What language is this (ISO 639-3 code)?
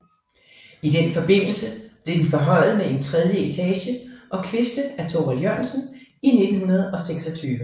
dan